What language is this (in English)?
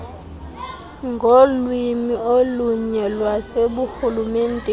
Xhosa